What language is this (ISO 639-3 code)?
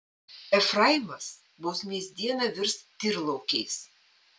lit